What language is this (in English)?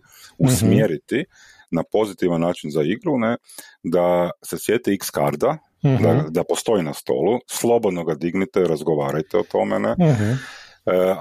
Croatian